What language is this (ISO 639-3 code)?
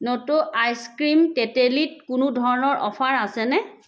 asm